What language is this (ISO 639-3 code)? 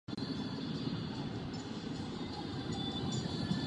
ces